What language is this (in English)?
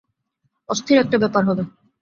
Bangla